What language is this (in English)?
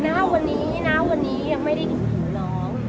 Thai